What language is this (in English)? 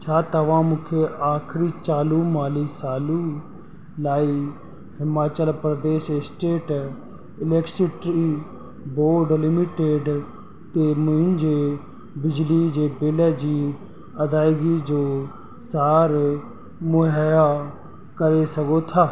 Sindhi